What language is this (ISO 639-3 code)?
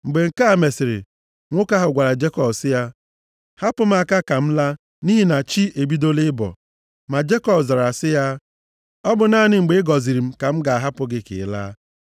ibo